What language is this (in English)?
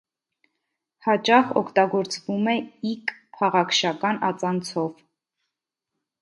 Armenian